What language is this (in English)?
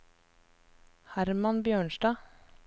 Norwegian